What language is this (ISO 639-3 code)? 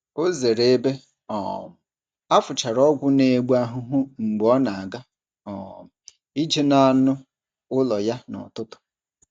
ibo